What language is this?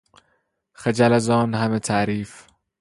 Persian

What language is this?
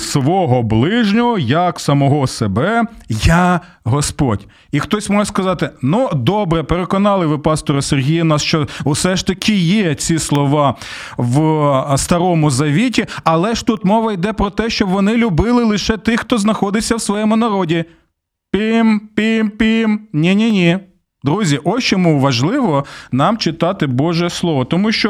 Ukrainian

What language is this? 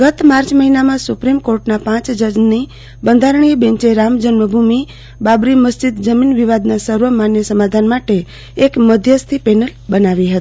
Gujarati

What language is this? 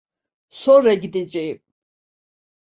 Turkish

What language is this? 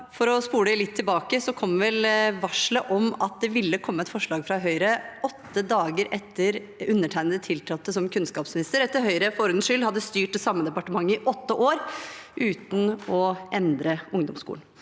Norwegian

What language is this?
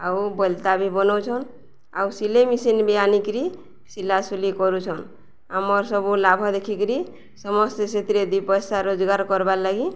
Odia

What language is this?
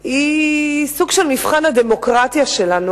Hebrew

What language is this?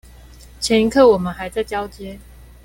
Chinese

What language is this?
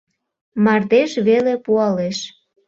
Mari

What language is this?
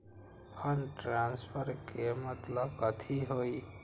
Magahi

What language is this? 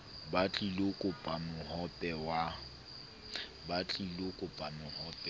Southern Sotho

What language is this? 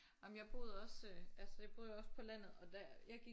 Danish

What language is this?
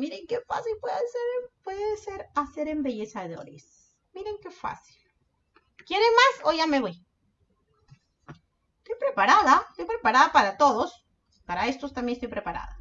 Spanish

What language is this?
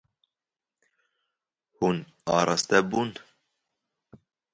Kurdish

